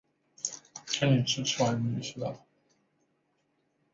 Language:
Chinese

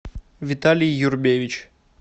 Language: Russian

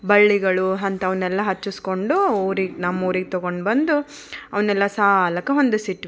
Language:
Kannada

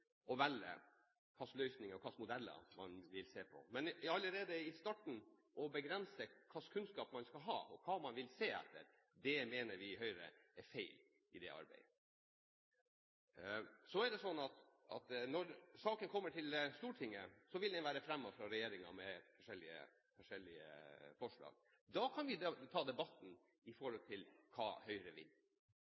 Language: Norwegian Bokmål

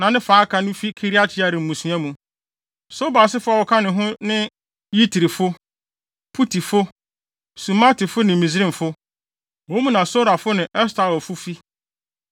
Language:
Akan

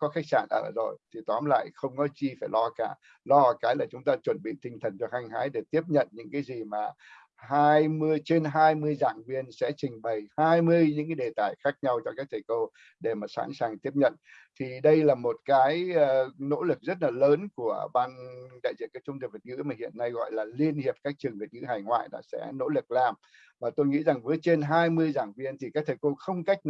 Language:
Vietnamese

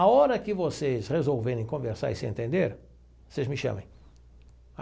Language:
Portuguese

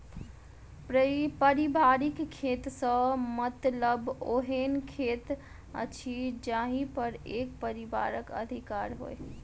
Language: Maithili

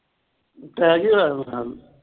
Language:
Punjabi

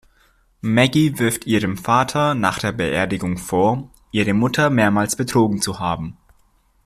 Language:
German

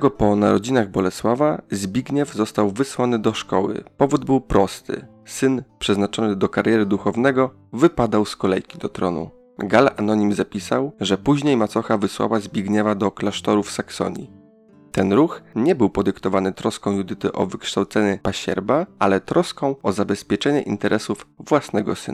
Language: Polish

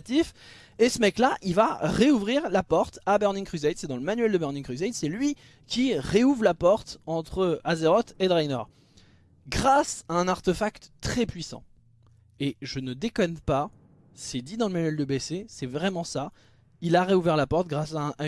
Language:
French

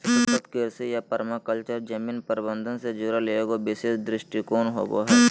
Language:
Magahi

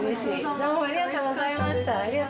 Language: Japanese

